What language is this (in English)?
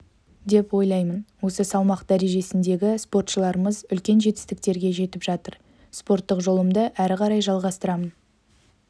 Kazakh